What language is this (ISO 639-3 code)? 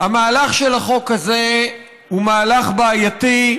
heb